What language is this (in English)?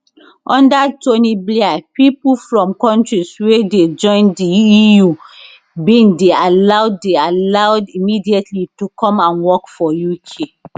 Nigerian Pidgin